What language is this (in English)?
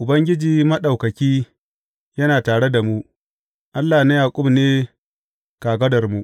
Hausa